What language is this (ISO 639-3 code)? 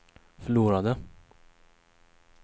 swe